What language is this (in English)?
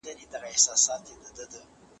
Pashto